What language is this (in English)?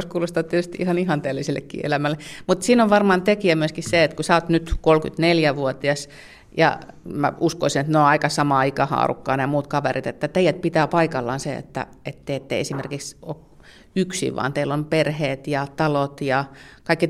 Finnish